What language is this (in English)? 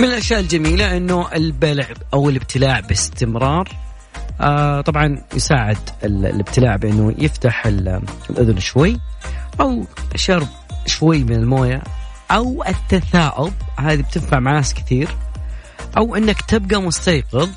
Arabic